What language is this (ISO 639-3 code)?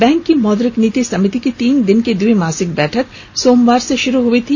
hin